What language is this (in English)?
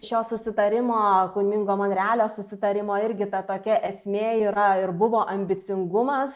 Lithuanian